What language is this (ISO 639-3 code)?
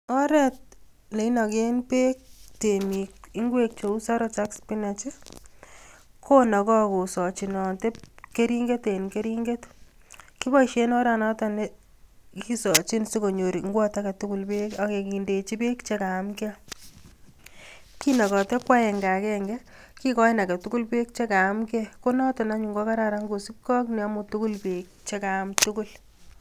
kln